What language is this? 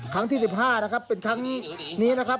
Thai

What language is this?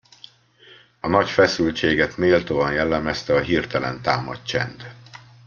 Hungarian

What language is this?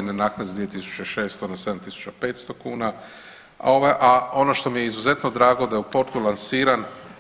Croatian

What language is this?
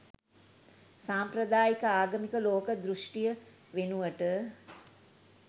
Sinhala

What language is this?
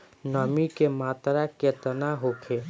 Bhojpuri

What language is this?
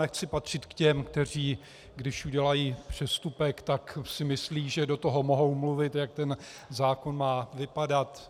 Czech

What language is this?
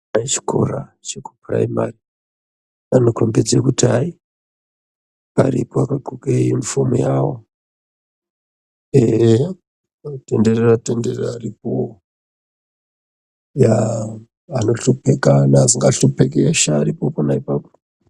Ndau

